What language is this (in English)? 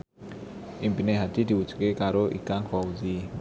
Javanese